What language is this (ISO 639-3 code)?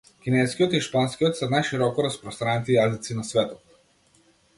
mkd